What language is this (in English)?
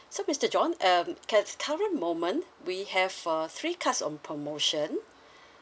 English